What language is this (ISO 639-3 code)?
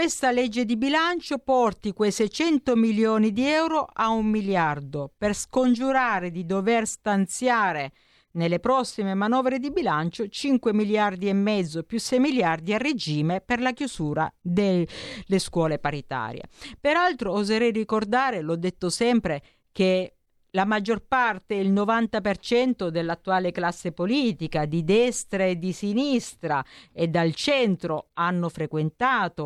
ita